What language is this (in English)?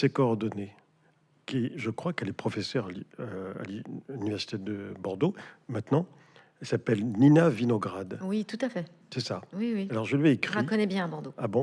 French